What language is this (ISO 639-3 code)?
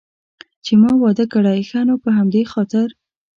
pus